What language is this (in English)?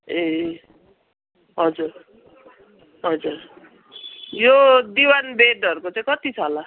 Nepali